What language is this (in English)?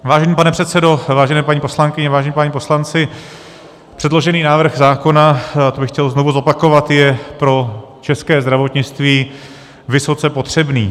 Czech